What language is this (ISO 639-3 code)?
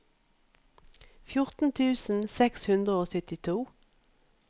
nor